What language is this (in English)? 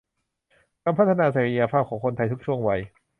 Thai